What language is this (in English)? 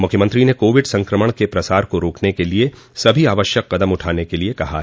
Hindi